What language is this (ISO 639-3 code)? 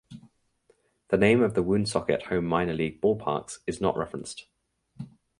eng